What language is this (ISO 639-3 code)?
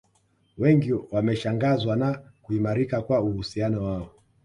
swa